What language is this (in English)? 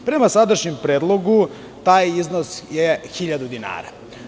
Serbian